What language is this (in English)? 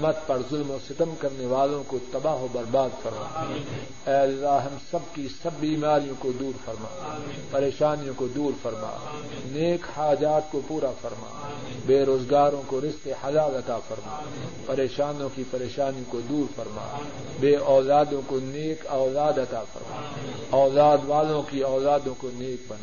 Urdu